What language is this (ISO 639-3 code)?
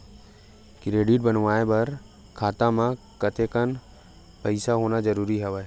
hne